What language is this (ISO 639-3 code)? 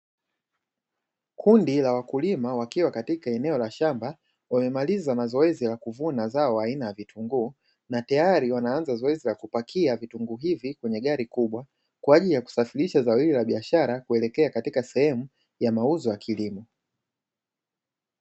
swa